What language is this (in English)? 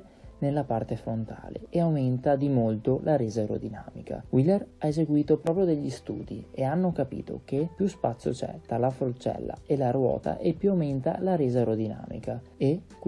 Italian